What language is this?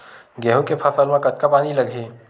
Chhattisgarhi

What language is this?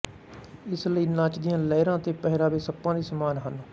Punjabi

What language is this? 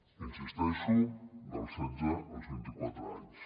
Catalan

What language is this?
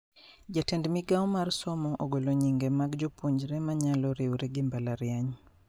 Luo (Kenya and Tanzania)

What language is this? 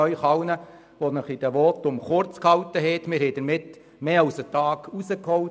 Swiss German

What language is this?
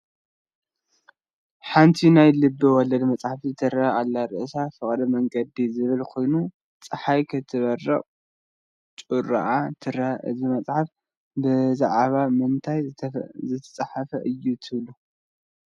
Tigrinya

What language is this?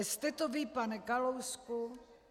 Czech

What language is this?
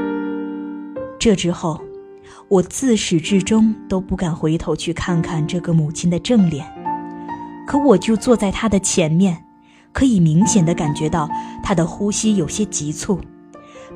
Chinese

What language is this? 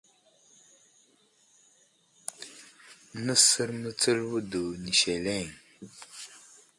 Wuzlam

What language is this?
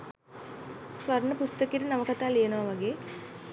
Sinhala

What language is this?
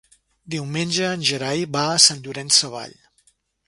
Catalan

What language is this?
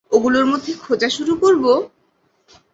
Bangla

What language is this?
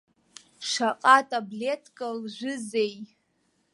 Abkhazian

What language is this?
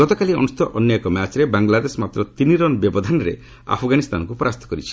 Odia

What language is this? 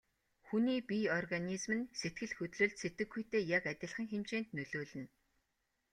Mongolian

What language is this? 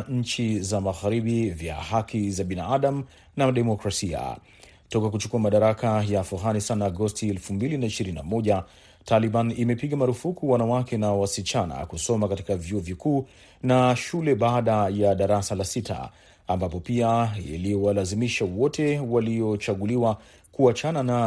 Swahili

